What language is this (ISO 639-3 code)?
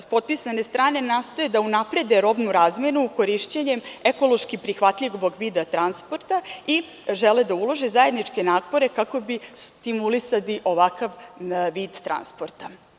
srp